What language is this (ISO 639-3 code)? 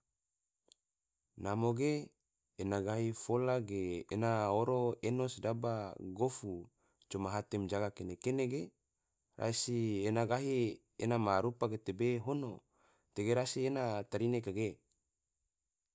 tvo